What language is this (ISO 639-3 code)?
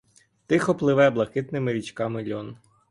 ukr